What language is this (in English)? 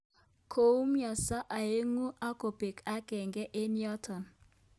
Kalenjin